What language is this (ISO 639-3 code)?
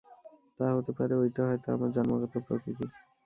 ben